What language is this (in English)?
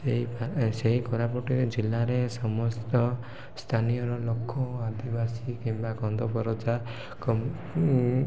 Odia